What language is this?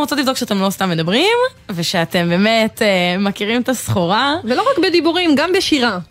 Hebrew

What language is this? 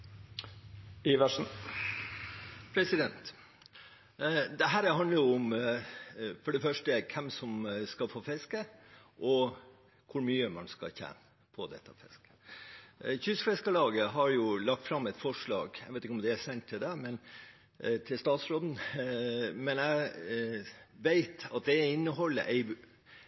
Norwegian Bokmål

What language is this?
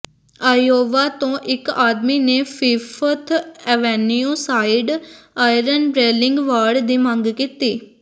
Punjabi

